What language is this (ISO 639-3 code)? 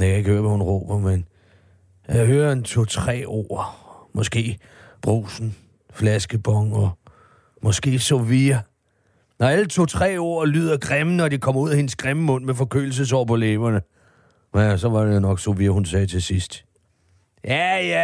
dan